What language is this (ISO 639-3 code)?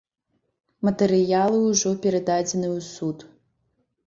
bel